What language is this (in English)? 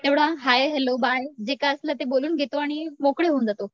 Marathi